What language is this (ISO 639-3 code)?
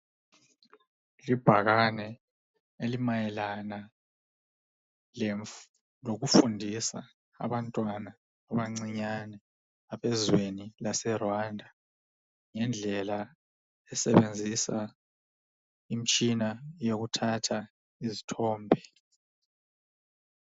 nde